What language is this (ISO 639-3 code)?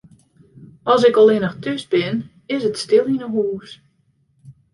fry